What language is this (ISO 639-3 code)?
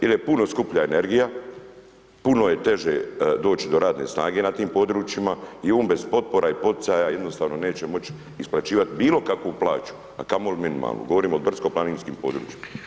hrv